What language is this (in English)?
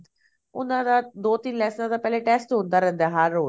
Punjabi